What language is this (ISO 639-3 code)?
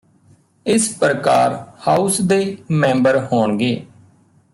pan